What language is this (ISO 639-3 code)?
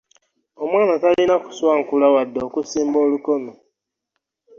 lug